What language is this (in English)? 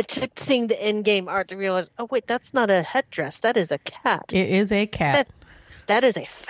English